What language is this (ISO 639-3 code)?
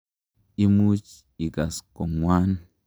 kln